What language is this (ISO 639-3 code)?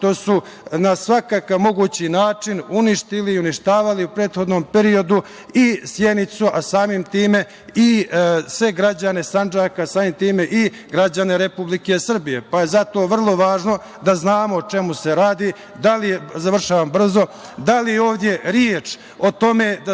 srp